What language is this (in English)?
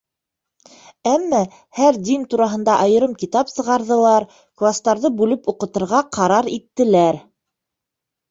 Bashkir